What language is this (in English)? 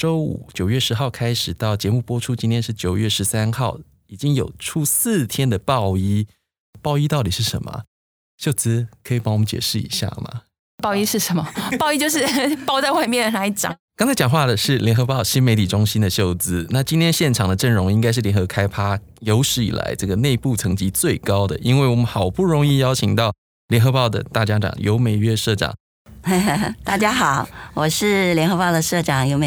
Chinese